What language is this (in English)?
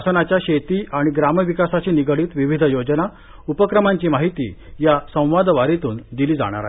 Marathi